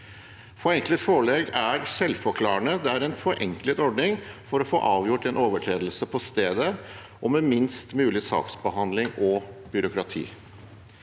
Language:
Norwegian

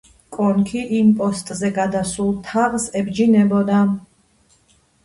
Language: Georgian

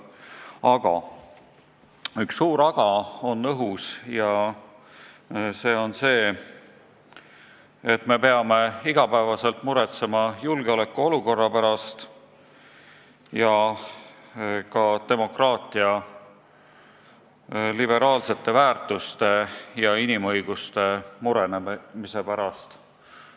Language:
Estonian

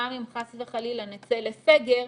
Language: Hebrew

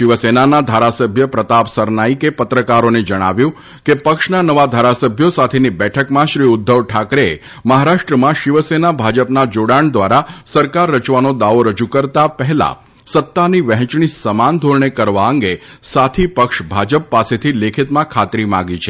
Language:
Gujarati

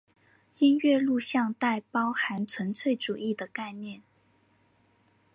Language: Chinese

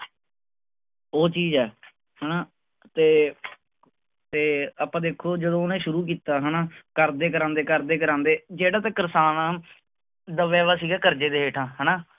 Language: Punjabi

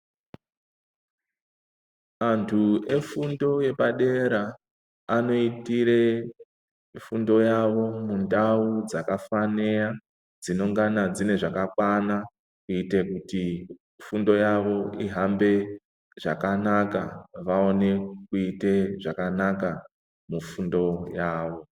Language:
Ndau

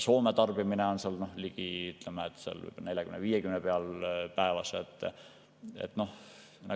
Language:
Estonian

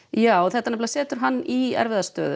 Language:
Icelandic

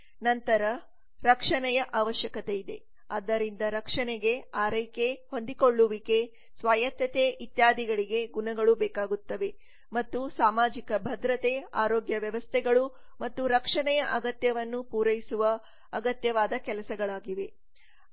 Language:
Kannada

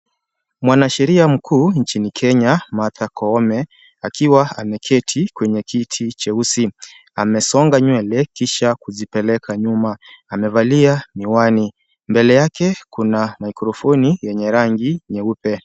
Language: Swahili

